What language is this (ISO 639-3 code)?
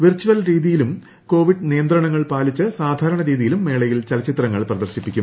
mal